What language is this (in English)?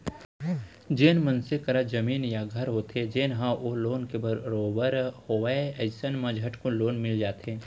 Chhattisgarhi